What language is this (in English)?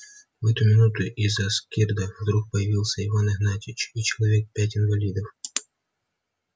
Russian